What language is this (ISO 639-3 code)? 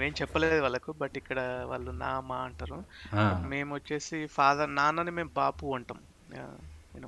tel